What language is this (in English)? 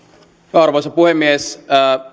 Finnish